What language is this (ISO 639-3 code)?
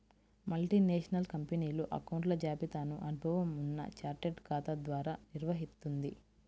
tel